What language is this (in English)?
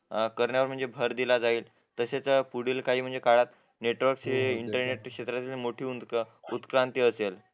Marathi